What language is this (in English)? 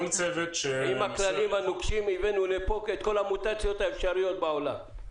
Hebrew